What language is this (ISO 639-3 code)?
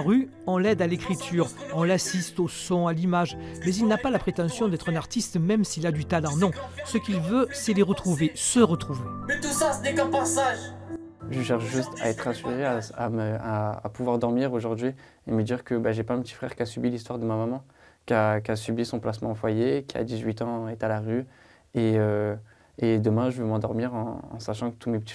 fra